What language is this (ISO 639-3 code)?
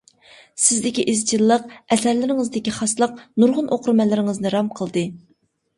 uig